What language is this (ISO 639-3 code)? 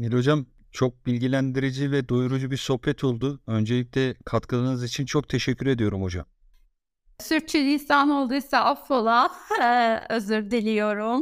tur